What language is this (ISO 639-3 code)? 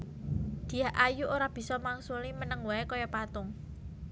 jav